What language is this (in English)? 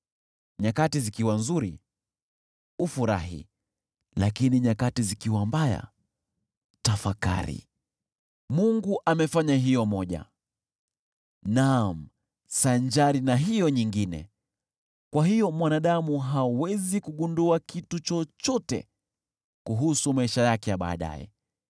Swahili